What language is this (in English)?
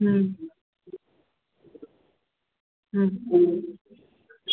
Maithili